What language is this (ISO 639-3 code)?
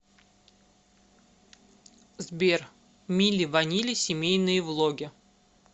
rus